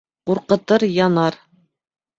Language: Bashkir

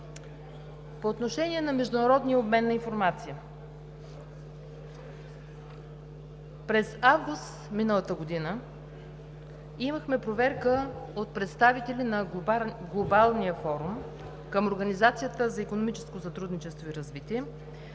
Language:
Bulgarian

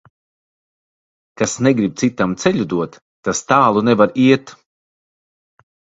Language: Latvian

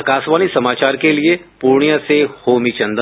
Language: Hindi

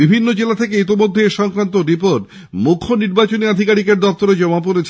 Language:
Bangla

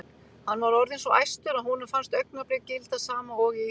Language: Icelandic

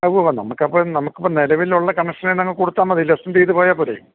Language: Malayalam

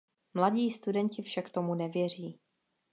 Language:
Czech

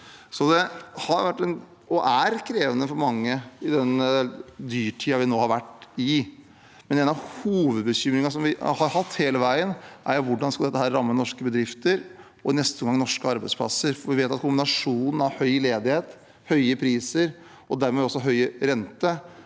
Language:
Norwegian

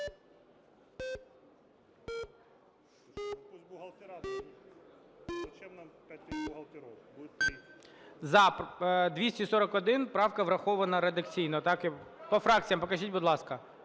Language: Ukrainian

